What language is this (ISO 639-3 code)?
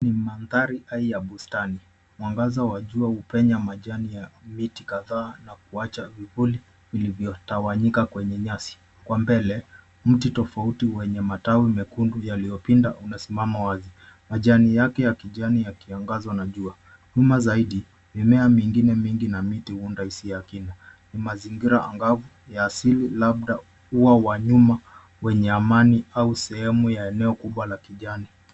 swa